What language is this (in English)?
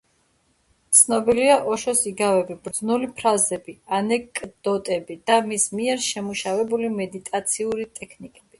Georgian